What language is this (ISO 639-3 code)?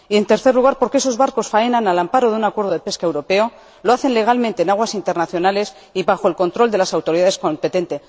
spa